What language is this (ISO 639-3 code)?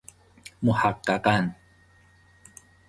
fas